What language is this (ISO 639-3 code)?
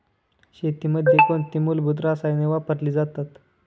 mar